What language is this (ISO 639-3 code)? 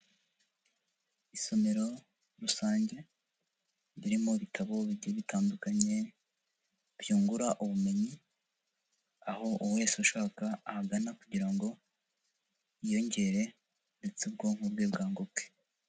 kin